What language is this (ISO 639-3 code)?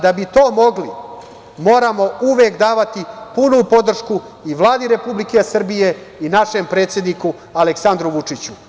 srp